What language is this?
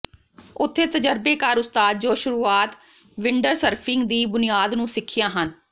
Punjabi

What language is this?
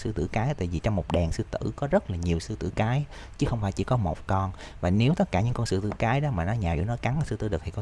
Vietnamese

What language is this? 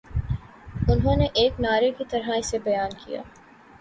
Urdu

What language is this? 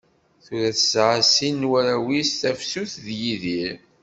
Kabyle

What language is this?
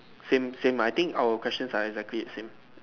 English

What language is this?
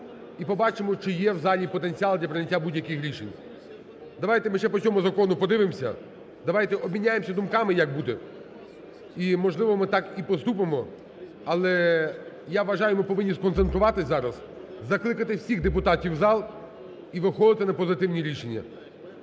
Ukrainian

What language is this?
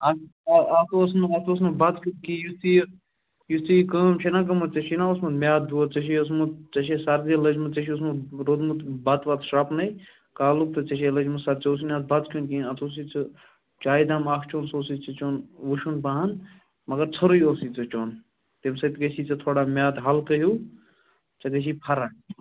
Kashmiri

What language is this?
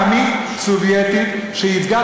Hebrew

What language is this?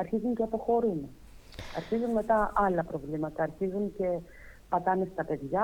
Greek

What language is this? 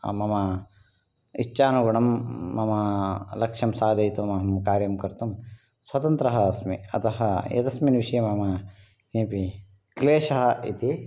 Sanskrit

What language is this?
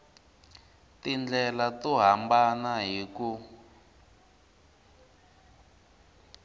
Tsonga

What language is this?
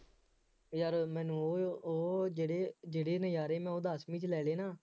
Punjabi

